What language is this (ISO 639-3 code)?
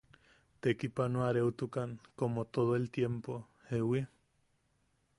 yaq